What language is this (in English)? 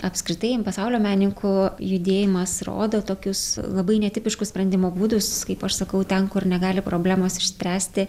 Lithuanian